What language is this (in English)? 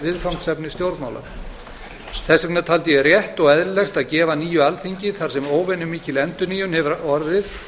Icelandic